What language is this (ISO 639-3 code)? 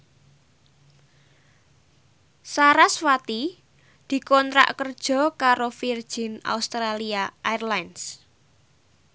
jav